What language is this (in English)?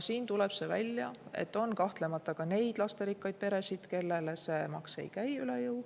Estonian